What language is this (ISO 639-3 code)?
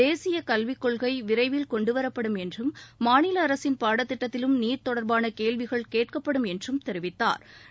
tam